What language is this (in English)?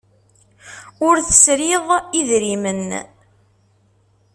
Kabyle